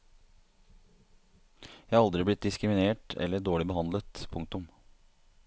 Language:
Norwegian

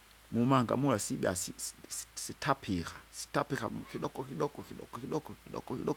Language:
Kinga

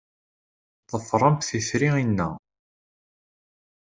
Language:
Kabyle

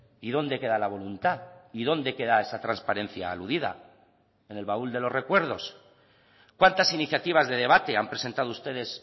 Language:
Spanish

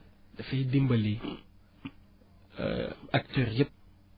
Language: Wolof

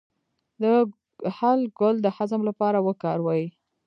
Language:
Pashto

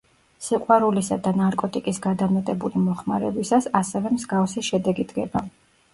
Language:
Georgian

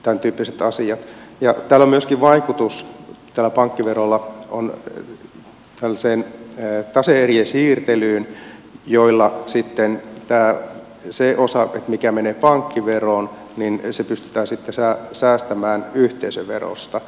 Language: Finnish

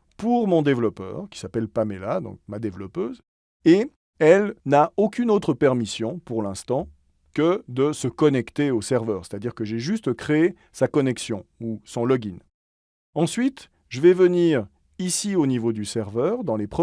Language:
French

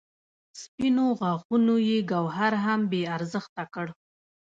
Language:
Pashto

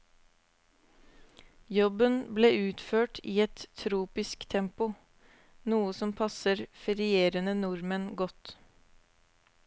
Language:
Norwegian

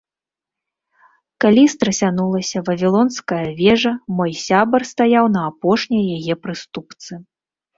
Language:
Belarusian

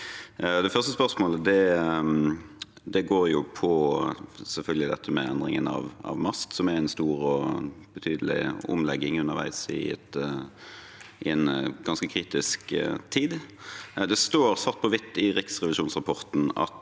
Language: Norwegian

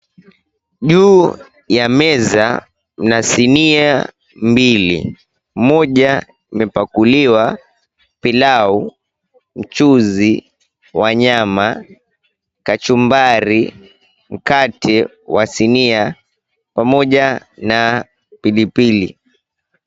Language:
Swahili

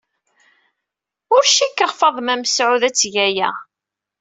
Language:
Kabyle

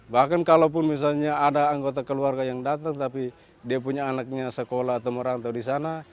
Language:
Indonesian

